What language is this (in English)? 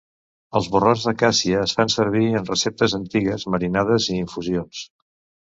Catalan